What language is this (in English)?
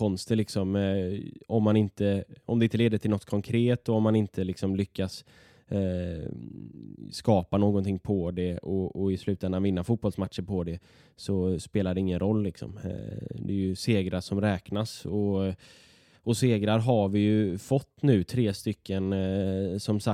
Swedish